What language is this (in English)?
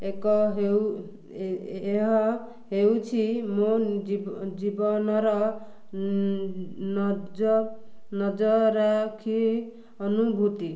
Odia